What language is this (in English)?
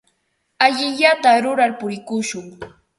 Ambo-Pasco Quechua